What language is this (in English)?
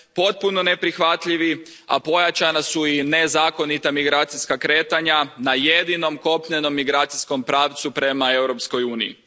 Croatian